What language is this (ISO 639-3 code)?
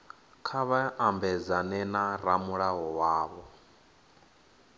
ven